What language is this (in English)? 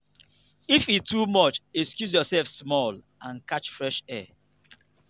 Nigerian Pidgin